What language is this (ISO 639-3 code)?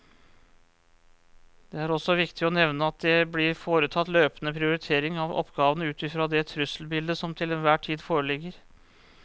nor